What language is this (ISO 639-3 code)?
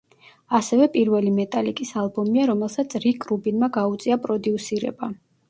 kat